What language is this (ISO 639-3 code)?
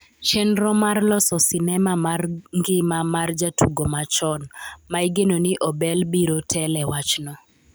luo